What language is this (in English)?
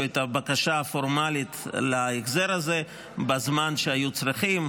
Hebrew